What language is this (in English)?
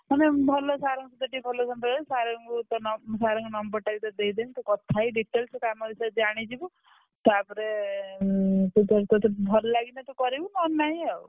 Odia